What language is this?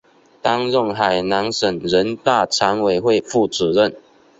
Chinese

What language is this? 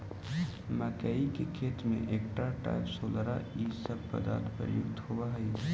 Magahi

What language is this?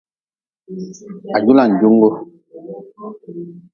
Nawdm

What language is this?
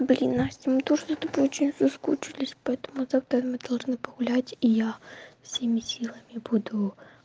Russian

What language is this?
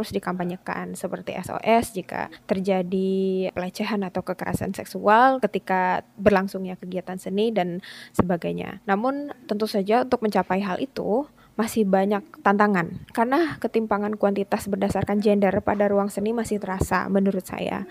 Indonesian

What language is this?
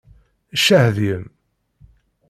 Kabyle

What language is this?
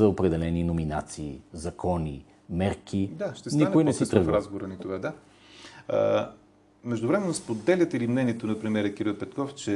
Bulgarian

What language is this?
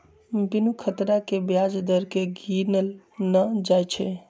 Magahi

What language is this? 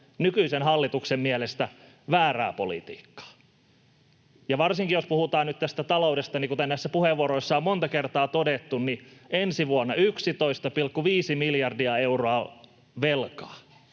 Finnish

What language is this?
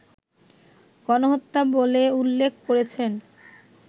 Bangla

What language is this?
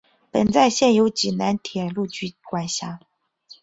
Chinese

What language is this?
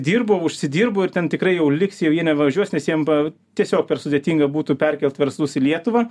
Lithuanian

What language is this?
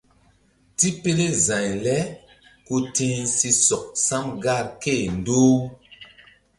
Mbum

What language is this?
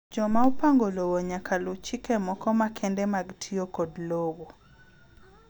Luo (Kenya and Tanzania)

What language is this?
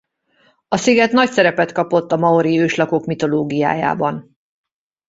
Hungarian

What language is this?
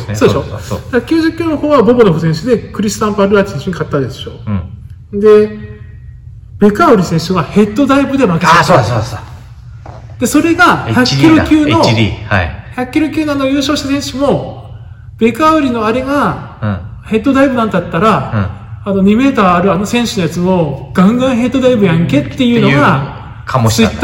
Japanese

